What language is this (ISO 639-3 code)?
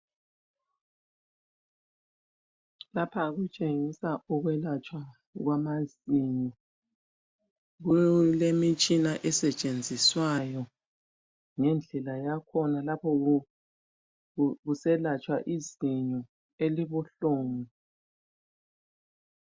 nde